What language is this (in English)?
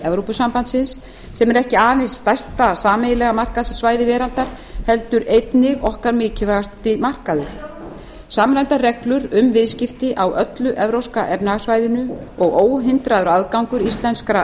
Icelandic